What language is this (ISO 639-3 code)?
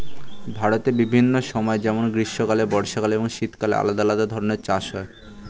ben